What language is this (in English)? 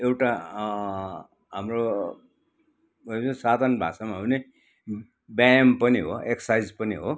Nepali